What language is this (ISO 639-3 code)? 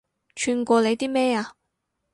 yue